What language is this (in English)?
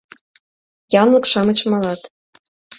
Mari